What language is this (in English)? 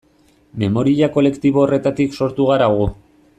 Basque